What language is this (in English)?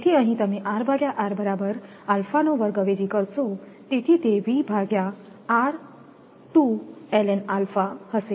Gujarati